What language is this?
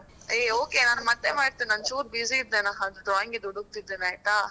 Kannada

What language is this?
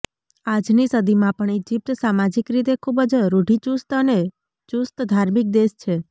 Gujarati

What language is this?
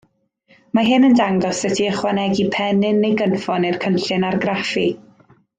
Welsh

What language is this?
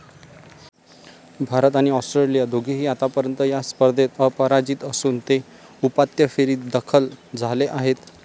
Marathi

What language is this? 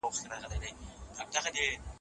Pashto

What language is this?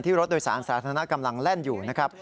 Thai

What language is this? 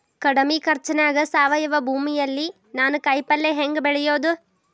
Kannada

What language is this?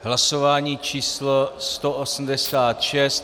Czech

